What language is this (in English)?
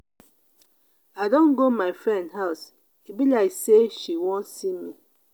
Nigerian Pidgin